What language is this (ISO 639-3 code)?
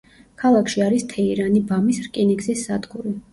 kat